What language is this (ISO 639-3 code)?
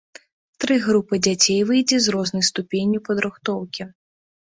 bel